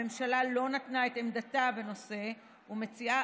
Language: Hebrew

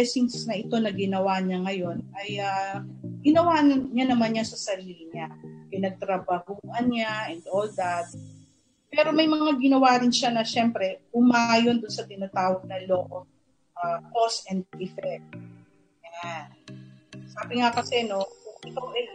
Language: Filipino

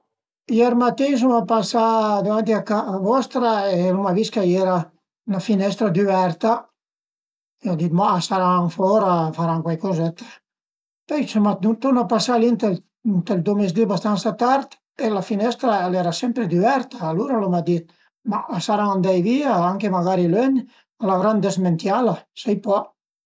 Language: Piedmontese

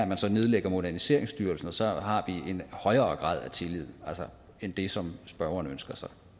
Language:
Danish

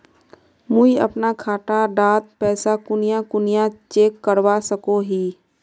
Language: Magahi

